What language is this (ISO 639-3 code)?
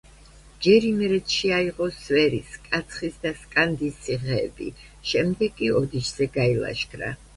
kat